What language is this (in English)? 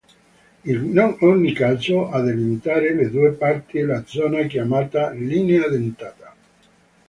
Italian